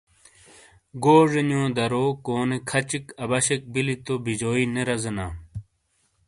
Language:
Shina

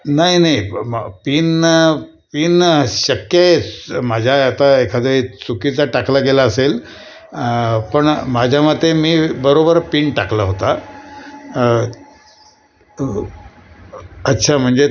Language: Marathi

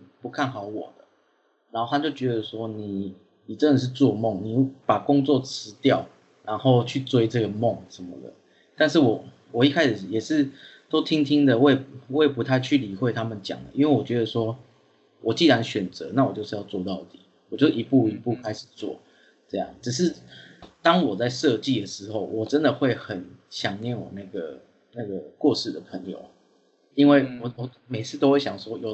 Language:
Chinese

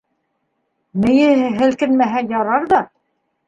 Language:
Bashkir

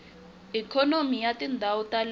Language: Tsonga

